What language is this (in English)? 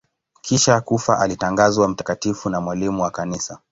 Swahili